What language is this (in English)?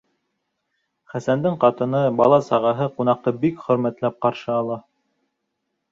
Bashkir